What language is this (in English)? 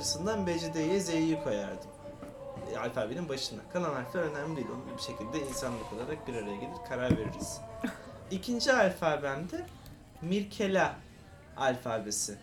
Turkish